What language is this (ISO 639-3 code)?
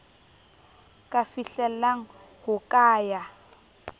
sot